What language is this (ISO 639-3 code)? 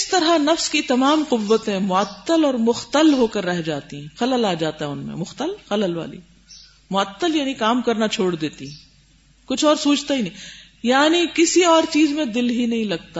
urd